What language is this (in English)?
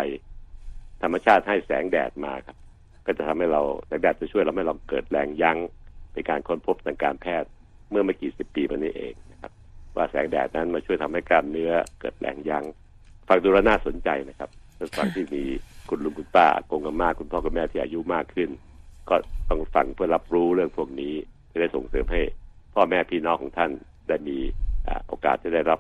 Thai